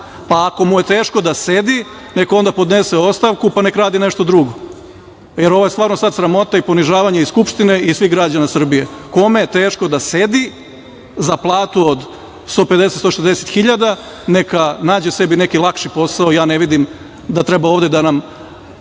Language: Serbian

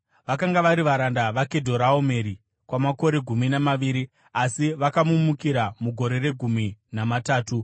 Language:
Shona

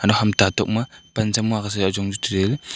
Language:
Wancho Naga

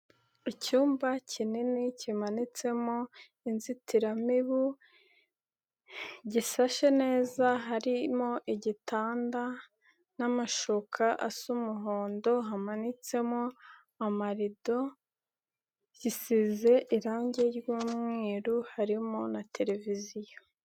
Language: Kinyarwanda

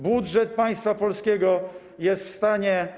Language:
Polish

